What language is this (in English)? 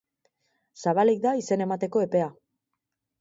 Basque